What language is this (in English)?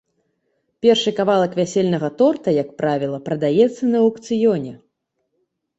Belarusian